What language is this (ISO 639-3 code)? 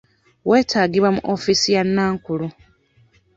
lug